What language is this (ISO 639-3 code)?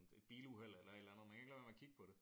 dan